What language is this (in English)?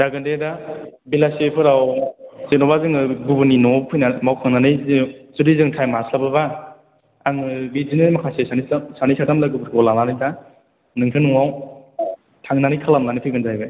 Bodo